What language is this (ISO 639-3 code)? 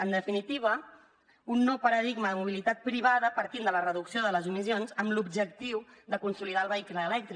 cat